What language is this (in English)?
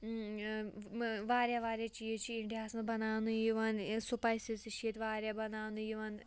Kashmiri